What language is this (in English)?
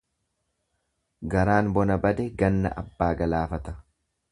Oromo